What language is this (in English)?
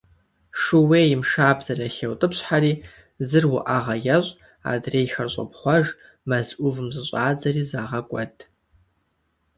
Kabardian